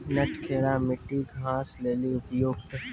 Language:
Maithili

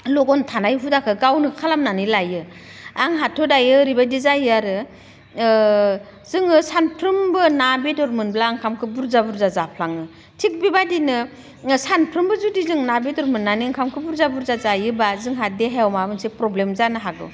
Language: Bodo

